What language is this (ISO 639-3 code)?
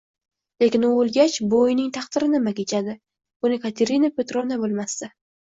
uzb